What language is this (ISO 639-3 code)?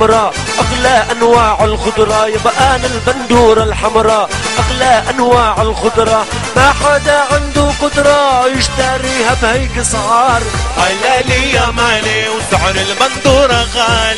ara